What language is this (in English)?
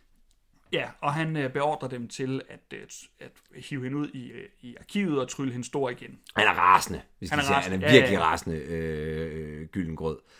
Danish